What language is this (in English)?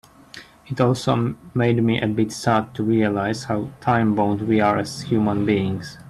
English